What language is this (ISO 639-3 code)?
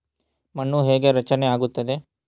kan